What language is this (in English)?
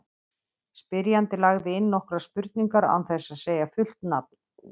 Icelandic